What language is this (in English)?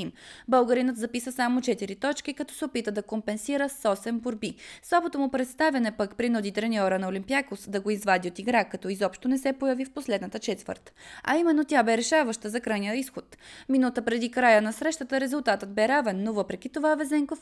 Bulgarian